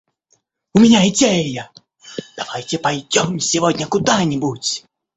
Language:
Russian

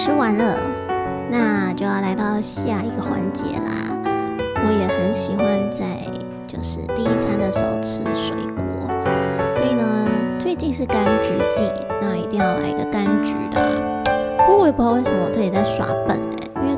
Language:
Chinese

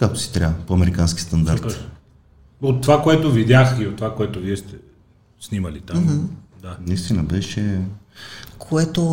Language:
Bulgarian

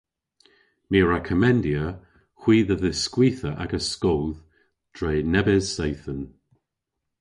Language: Cornish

